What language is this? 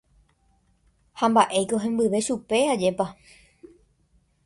Guarani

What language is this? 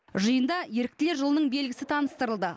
Kazakh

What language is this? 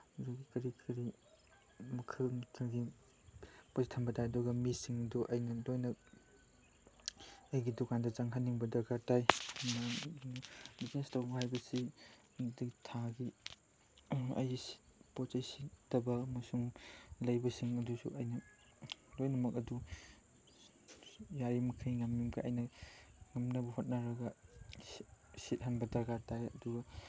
Manipuri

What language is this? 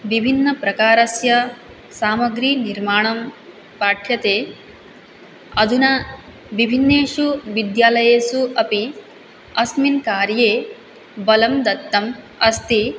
Sanskrit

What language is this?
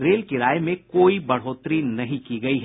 Hindi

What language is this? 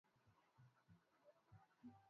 Swahili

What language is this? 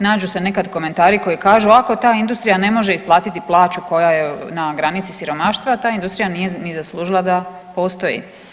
Croatian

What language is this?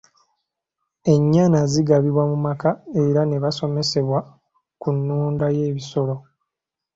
Ganda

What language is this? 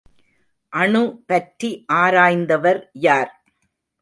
Tamil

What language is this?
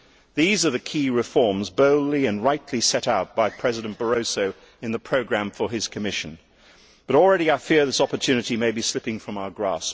English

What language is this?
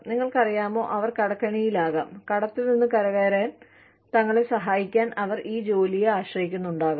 Malayalam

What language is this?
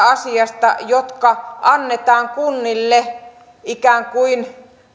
Finnish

